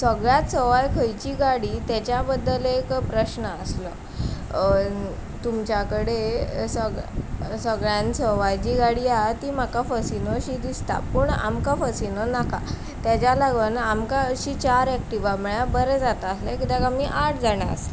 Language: Konkani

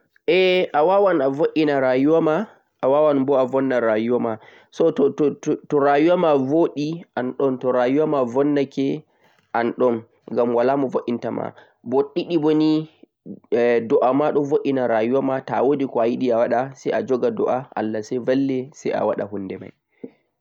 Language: Central-Eastern Niger Fulfulde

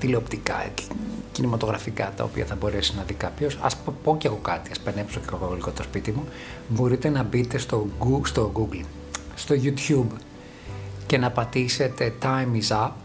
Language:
Greek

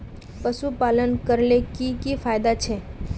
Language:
Magahi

